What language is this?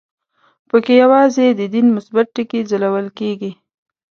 Pashto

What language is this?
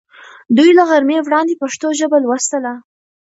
Pashto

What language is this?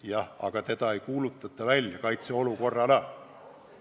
Estonian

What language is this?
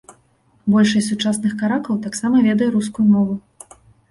Belarusian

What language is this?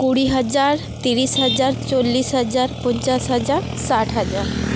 Santali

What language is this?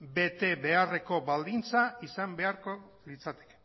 Basque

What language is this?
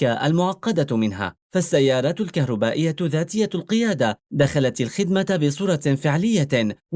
Arabic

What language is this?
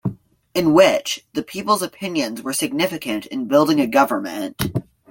English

